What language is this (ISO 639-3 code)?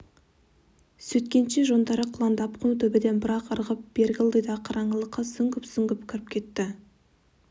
kaz